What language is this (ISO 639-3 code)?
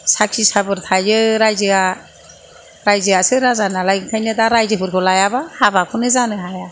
brx